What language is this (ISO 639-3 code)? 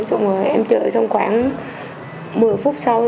vie